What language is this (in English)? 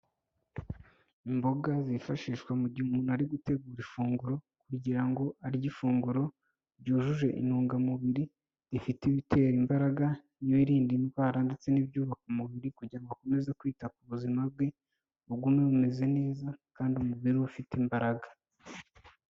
Kinyarwanda